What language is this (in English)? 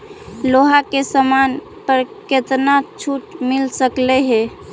Magahi